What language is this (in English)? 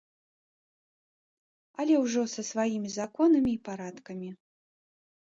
Belarusian